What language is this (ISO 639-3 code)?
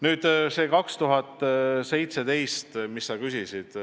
est